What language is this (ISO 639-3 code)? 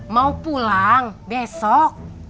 ind